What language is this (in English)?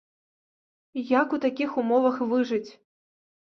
Belarusian